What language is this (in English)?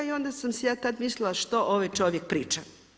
Croatian